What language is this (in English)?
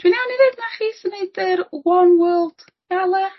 Welsh